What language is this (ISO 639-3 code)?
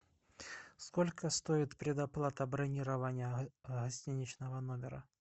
rus